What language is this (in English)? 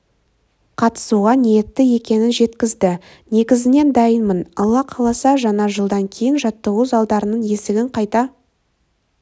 Kazakh